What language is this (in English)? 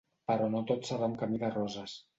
Catalan